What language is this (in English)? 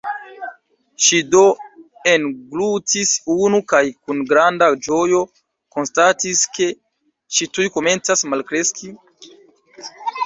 Esperanto